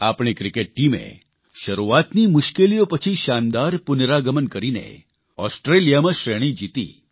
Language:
Gujarati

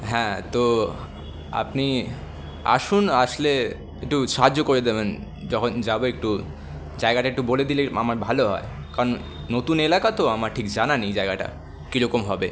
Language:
Bangla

